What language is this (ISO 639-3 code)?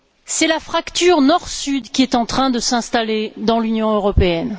fra